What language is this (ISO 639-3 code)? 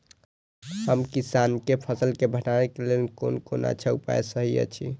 mai